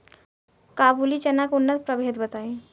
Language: Bhojpuri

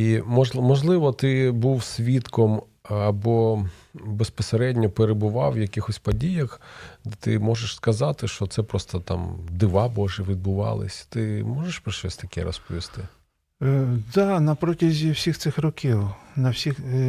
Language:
Ukrainian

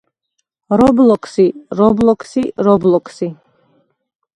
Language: Georgian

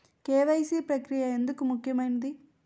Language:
Telugu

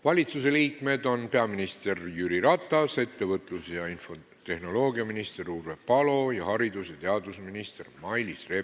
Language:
Estonian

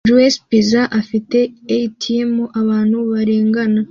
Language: Kinyarwanda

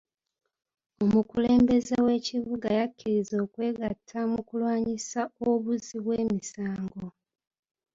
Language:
Ganda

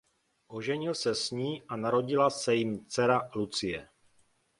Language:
Czech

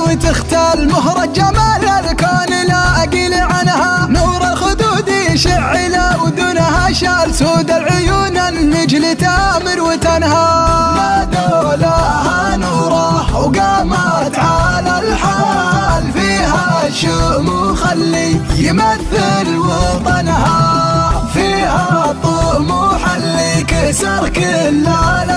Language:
Arabic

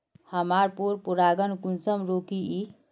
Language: Magahi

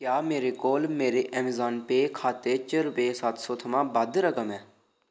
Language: Dogri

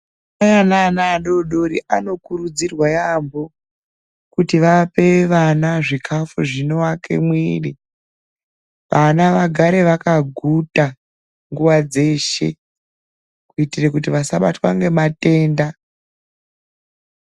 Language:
Ndau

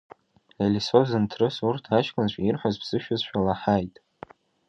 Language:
Abkhazian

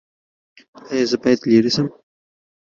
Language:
Pashto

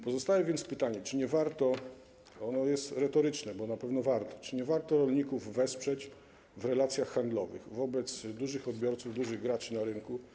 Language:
Polish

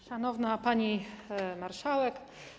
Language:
Polish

